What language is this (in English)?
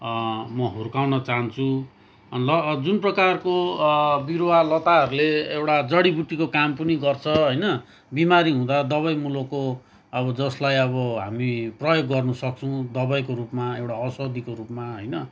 Nepali